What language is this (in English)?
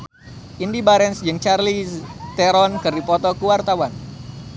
Sundanese